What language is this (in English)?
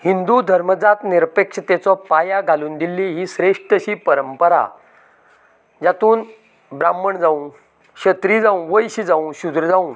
Konkani